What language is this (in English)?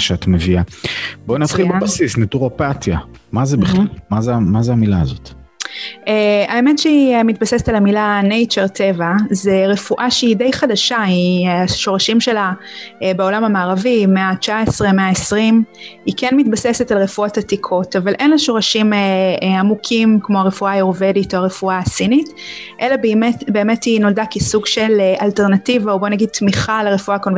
Hebrew